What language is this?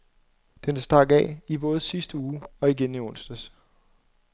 Danish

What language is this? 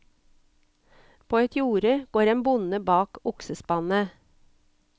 Norwegian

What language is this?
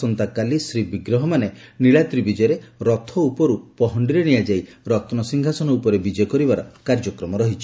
Odia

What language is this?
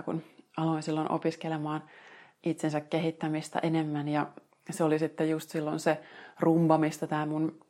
Finnish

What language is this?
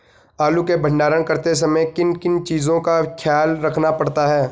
Hindi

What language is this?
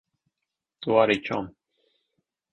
Latvian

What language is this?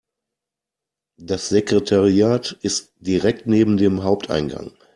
German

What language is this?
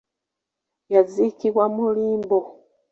Ganda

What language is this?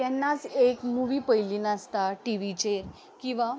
Konkani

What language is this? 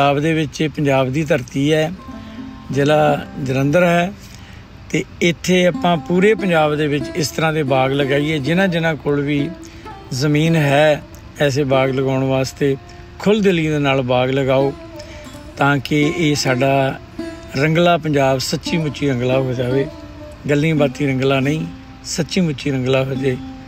Punjabi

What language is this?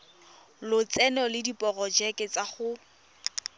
Tswana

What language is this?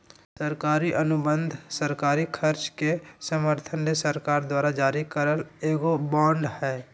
Magahi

